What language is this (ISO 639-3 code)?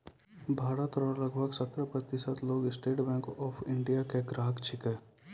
mai